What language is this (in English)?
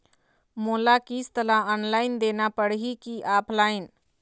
Chhattisgarhi